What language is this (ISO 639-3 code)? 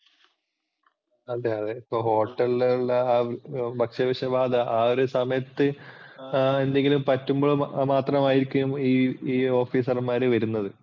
mal